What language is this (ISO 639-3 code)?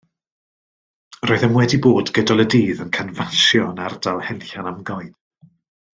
cym